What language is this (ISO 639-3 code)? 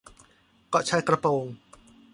tha